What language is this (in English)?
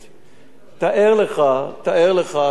Hebrew